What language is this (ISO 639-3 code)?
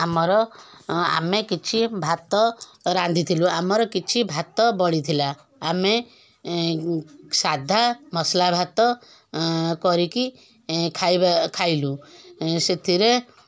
ori